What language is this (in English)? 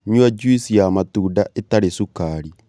Kikuyu